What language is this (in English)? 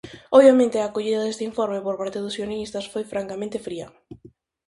Galician